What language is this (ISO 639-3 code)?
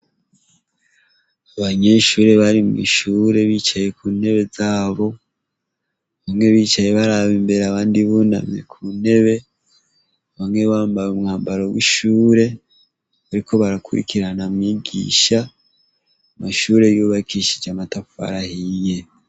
run